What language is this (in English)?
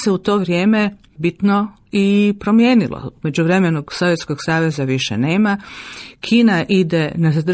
Croatian